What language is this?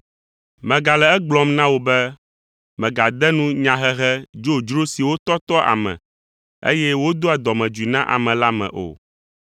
Ewe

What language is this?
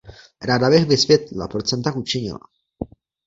Czech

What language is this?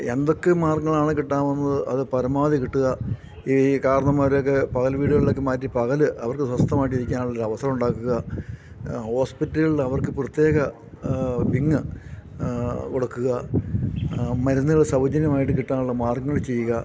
Malayalam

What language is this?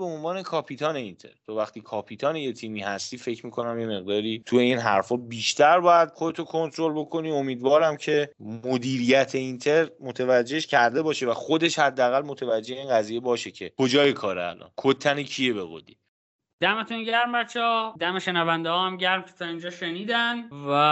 Persian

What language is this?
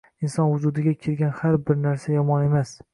Uzbek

